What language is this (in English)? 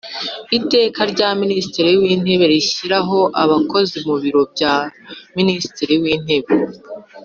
Kinyarwanda